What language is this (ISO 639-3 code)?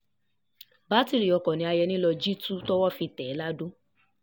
yor